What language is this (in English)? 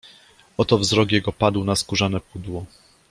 Polish